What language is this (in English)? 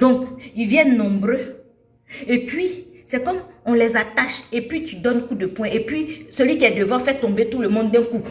French